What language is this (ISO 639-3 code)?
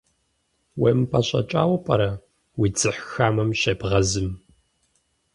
kbd